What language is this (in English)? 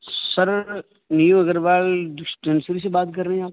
Urdu